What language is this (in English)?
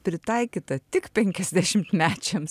Lithuanian